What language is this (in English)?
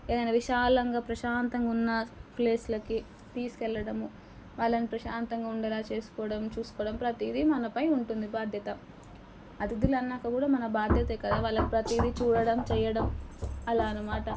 Telugu